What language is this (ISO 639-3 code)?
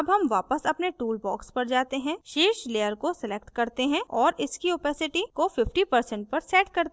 hin